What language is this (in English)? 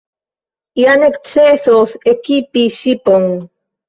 Esperanto